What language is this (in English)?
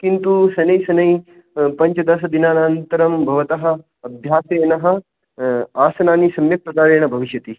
Sanskrit